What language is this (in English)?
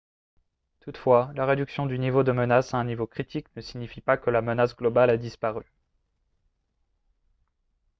French